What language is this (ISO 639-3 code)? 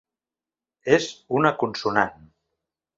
cat